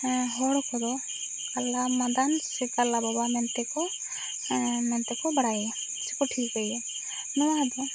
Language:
Santali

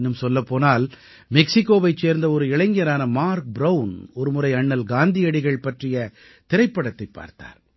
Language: Tamil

